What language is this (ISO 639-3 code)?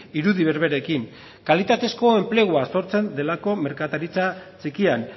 eus